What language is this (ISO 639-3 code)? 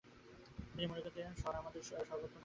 ben